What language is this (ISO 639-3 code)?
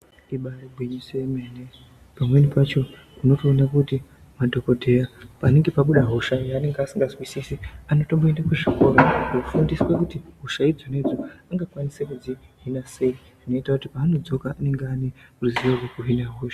ndc